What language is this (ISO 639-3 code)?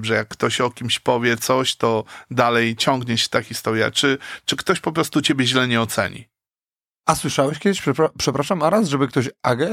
pol